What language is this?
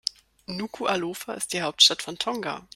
German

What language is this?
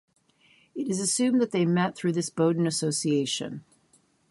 English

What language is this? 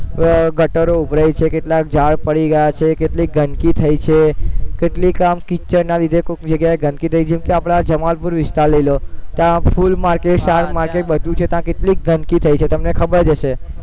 Gujarati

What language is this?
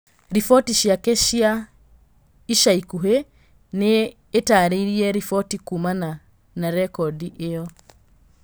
Kikuyu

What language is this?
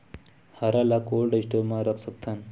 Chhattisgarhi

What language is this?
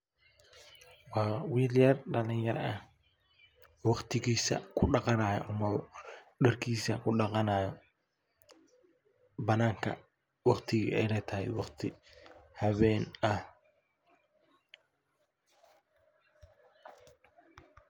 Somali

